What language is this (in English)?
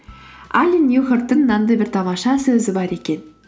Kazakh